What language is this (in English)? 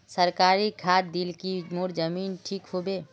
Magahi